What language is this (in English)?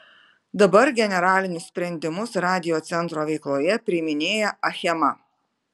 Lithuanian